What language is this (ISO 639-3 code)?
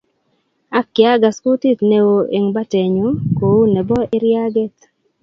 kln